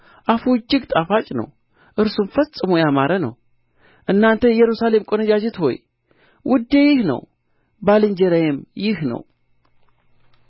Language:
Amharic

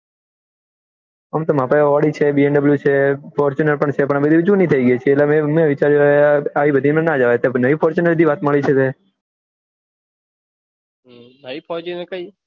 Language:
Gujarati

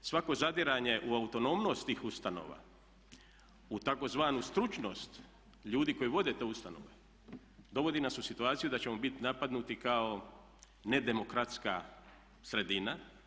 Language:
Croatian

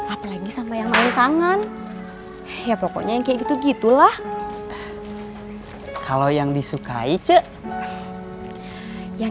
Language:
Indonesian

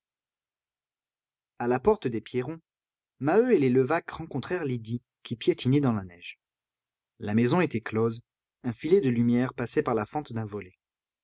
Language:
French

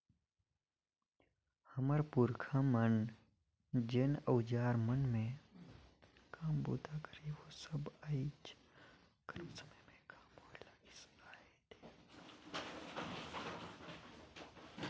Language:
Chhattisgarhi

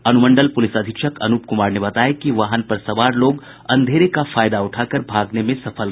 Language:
Hindi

